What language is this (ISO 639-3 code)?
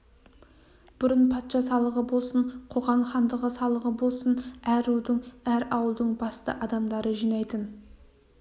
kaz